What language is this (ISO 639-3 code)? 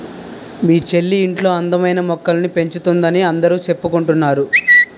tel